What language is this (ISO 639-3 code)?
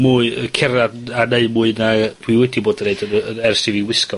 cym